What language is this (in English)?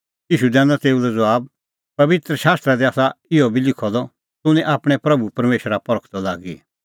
Kullu Pahari